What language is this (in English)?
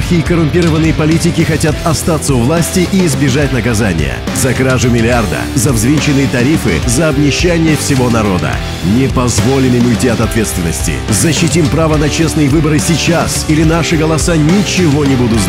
Russian